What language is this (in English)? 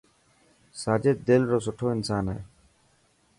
Dhatki